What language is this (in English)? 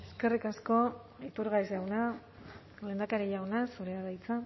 Basque